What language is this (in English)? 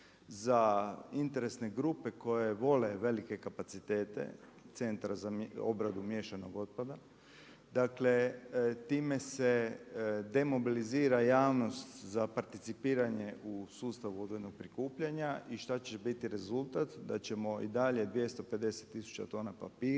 Croatian